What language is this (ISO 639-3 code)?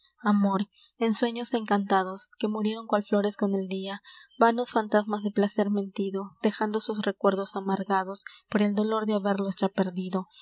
spa